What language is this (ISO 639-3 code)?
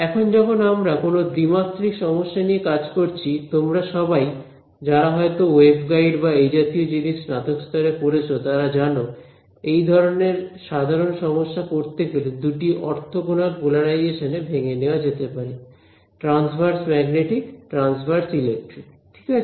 ben